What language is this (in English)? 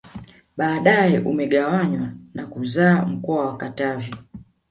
Swahili